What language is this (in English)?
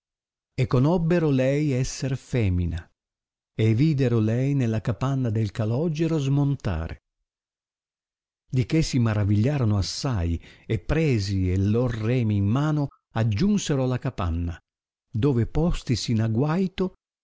Italian